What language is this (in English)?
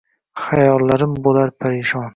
Uzbek